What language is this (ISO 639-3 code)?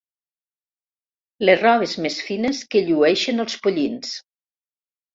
cat